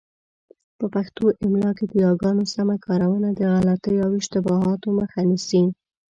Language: Pashto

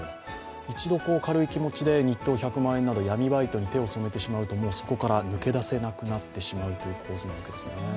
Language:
Japanese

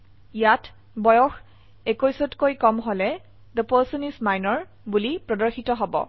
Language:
Assamese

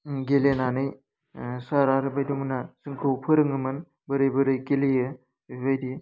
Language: Bodo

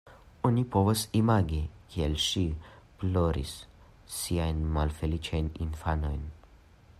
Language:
Esperanto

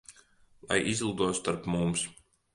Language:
Latvian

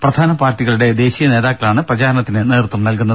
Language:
Malayalam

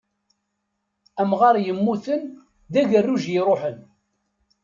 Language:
Kabyle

